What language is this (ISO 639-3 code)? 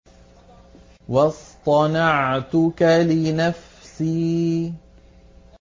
ara